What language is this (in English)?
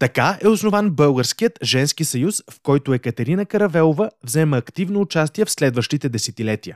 Bulgarian